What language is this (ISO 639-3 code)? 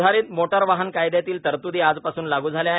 mar